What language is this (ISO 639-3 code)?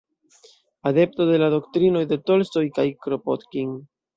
epo